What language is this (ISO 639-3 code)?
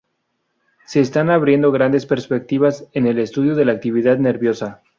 spa